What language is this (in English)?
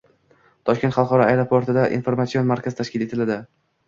Uzbek